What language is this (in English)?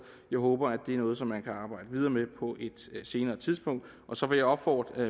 Danish